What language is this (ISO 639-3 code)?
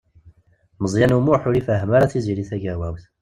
kab